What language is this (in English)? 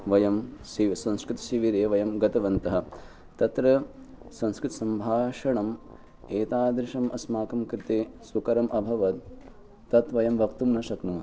Sanskrit